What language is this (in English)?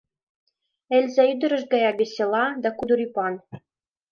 Mari